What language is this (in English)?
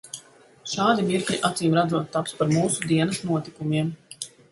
Latvian